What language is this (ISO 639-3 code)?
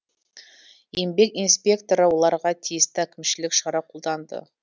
kaz